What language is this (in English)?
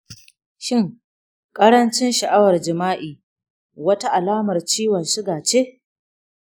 Hausa